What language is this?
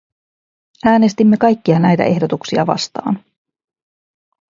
Finnish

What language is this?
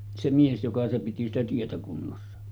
Finnish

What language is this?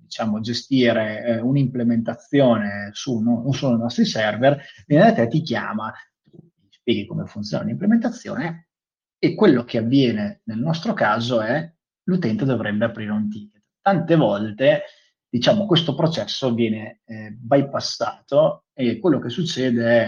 Italian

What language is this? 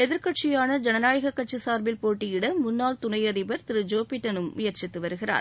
Tamil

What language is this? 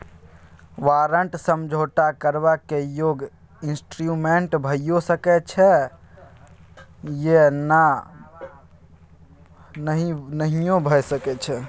Maithili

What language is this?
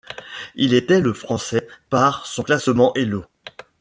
French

